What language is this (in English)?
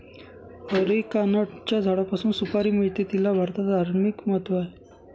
Marathi